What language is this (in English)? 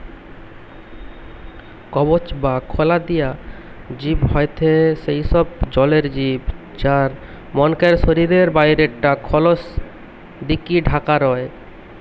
Bangla